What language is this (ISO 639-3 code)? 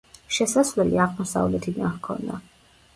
kat